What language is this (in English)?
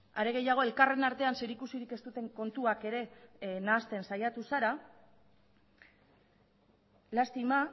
Basque